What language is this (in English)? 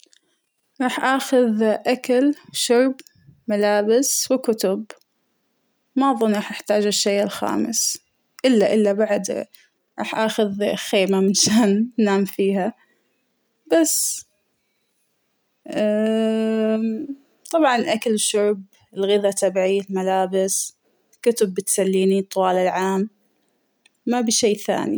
Hijazi Arabic